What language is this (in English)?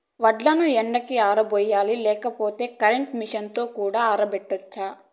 Telugu